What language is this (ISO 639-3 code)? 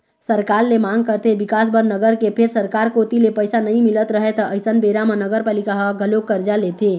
hne